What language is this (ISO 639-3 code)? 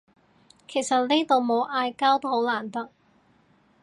yue